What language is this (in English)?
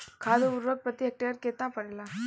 Bhojpuri